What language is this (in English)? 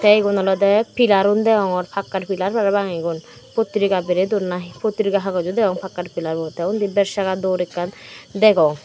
Chakma